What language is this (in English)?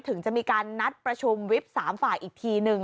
Thai